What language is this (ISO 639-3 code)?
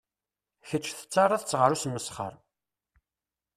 kab